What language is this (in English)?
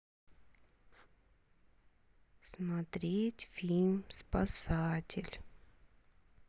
Russian